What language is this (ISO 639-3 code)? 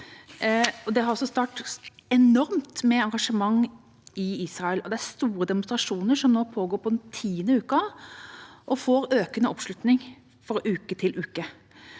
nor